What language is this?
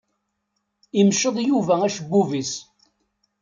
Kabyle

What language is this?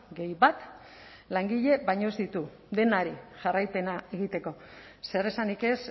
Basque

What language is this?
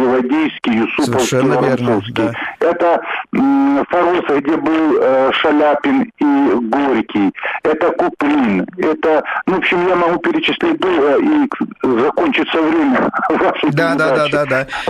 Russian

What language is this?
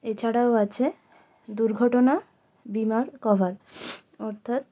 Bangla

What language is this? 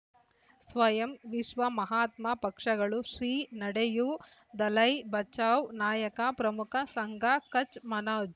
Kannada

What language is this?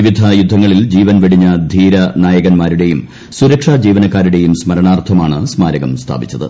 Malayalam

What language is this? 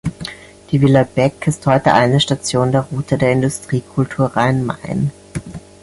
German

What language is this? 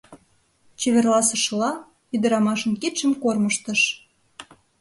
Mari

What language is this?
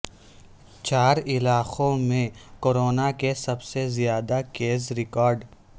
Urdu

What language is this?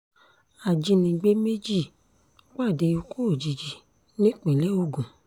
Yoruba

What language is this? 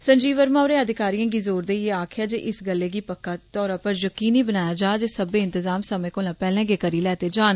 Dogri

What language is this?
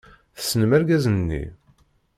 Kabyle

